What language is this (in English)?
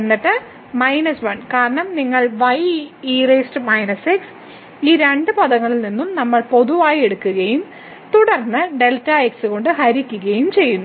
Malayalam